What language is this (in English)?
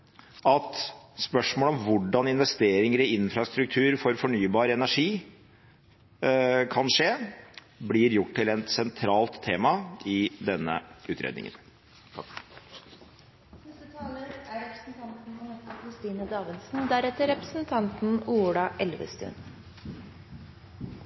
Norwegian Bokmål